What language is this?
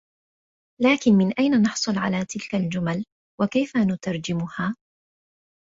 Arabic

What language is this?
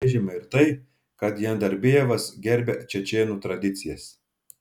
Lithuanian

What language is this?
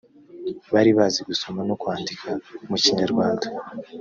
Kinyarwanda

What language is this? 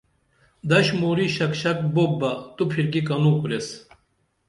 Dameli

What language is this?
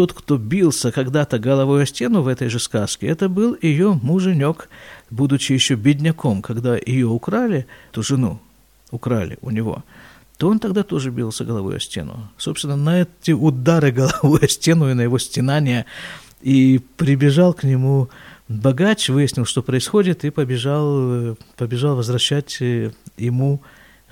Russian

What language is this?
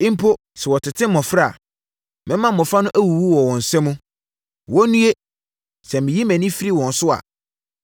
Akan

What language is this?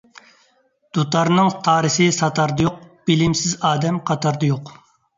Uyghur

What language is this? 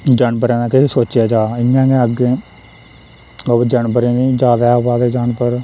Dogri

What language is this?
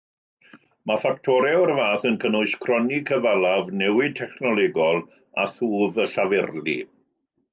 Welsh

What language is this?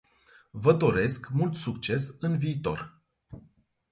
Romanian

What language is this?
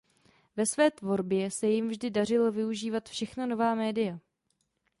Czech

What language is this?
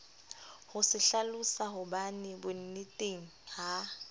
Southern Sotho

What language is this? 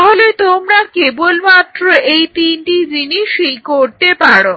Bangla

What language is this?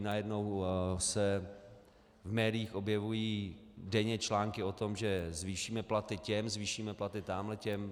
Czech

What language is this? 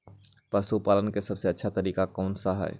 Magahi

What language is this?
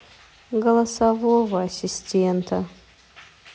Russian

